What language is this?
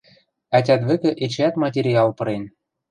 Western Mari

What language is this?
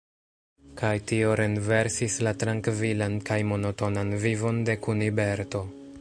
Esperanto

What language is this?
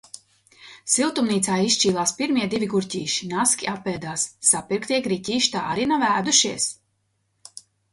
Latvian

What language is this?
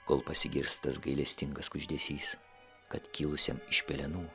Lithuanian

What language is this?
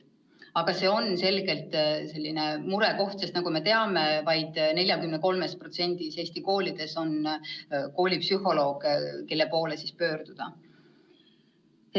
Estonian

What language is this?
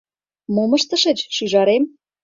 Mari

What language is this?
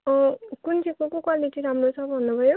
Nepali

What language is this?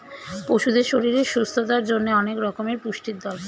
Bangla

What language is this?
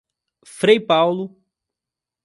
Portuguese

